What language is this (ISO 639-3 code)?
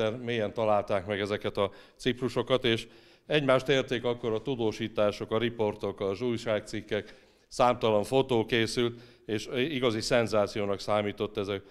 hun